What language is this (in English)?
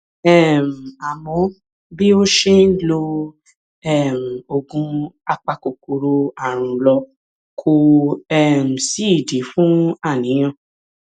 Yoruba